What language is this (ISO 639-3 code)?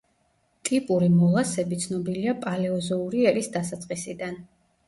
kat